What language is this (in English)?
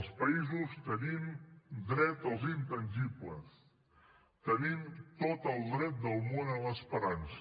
Catalan